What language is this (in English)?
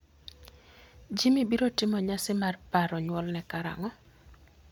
Luo (Kenya and Tanzania)